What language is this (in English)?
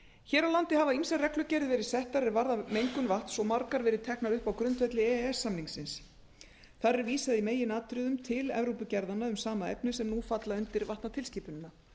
Icelandic